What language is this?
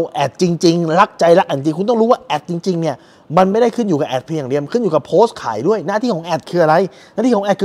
Thai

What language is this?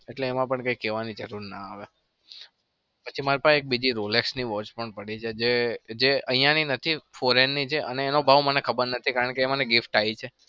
Gujarati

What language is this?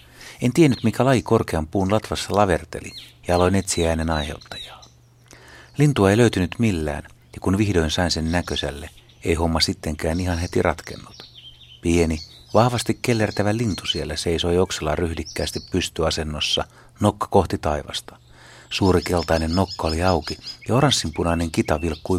Finnish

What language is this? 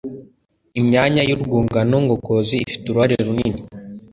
Kinyarwanda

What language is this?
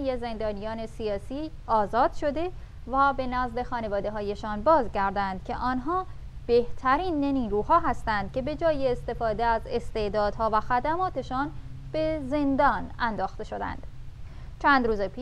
Persian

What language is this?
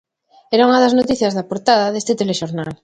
Galician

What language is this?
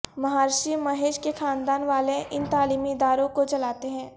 Urdu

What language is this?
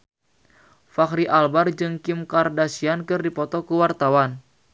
Sundanese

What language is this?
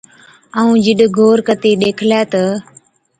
Od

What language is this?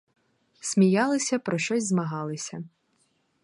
Ukrainian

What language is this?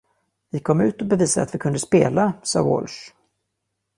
Swedish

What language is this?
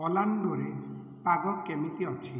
Odia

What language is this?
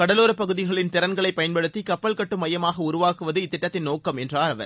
Tamil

